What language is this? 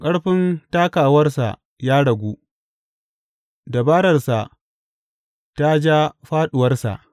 Hausa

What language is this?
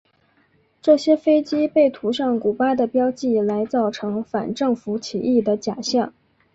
Chinese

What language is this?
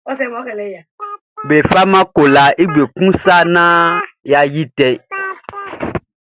Baoulé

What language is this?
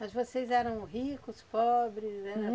Portuguese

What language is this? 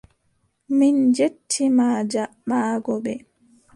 Adamawa Fulfulde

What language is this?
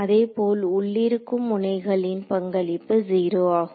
Tamil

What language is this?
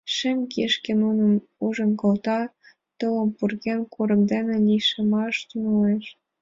Mari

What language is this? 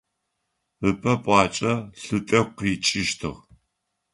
Adyghe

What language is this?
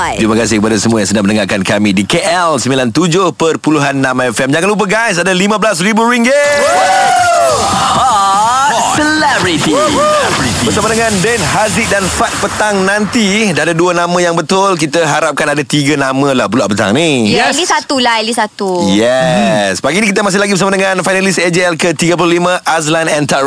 Malay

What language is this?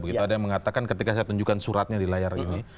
Indonesian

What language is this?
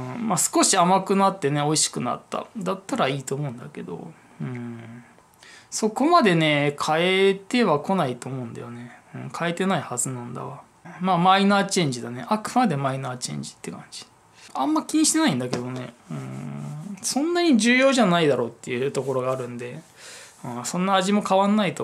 Japanese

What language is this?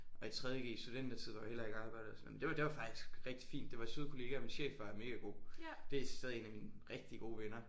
Danish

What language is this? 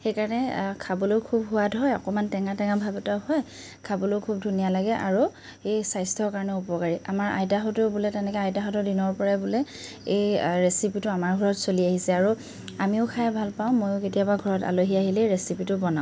Assamese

